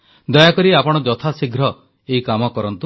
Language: Odia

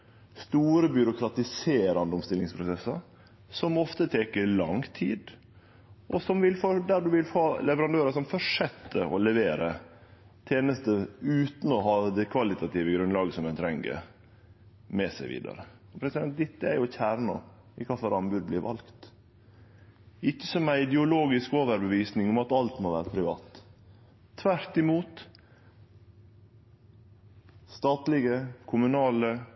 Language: Norwegian Nynorsk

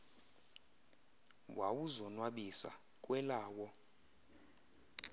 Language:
Xhosa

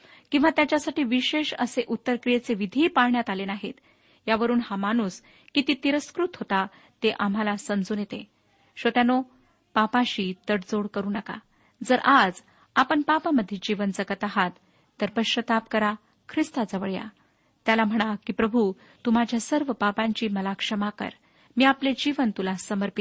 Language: Marathi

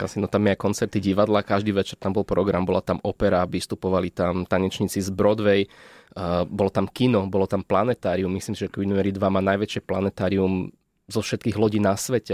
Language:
Slovak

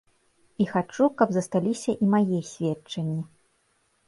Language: Belarusian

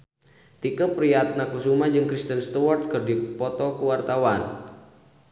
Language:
Sundanese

